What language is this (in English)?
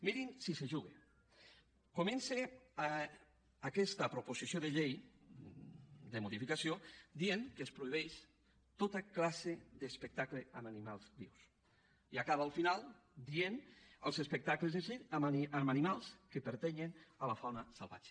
Catalan